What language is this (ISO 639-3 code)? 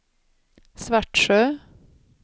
swe